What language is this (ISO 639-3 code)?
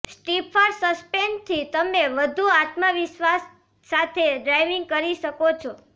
guj